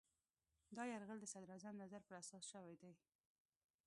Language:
Pashto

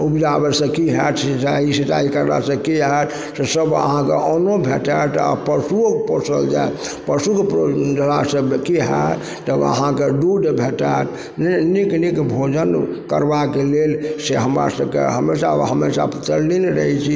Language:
Maithili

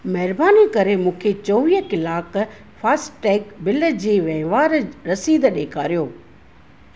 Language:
Sindhi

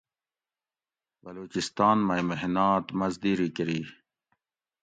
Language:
Gawri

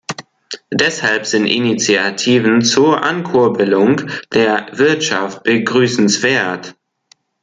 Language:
German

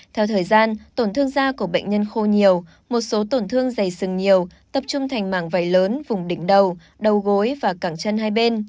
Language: Vietnamese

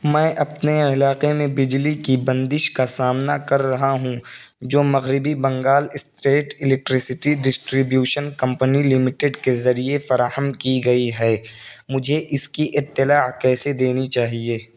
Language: Urdu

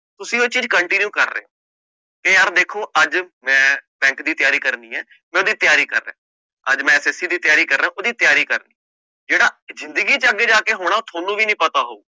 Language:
Punjabi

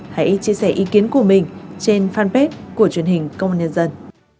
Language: Vietnamese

